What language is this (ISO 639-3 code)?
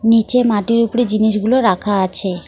ben